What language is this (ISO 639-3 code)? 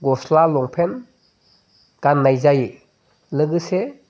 brx